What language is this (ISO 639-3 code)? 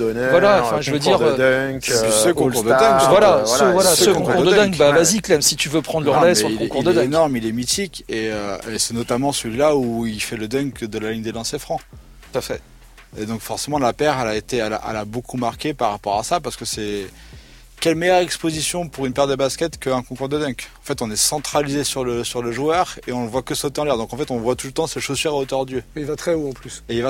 fra